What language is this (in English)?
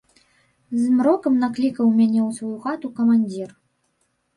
Belarusian